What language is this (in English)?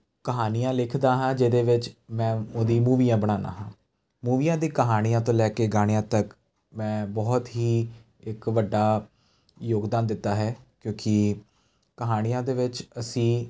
Punjabi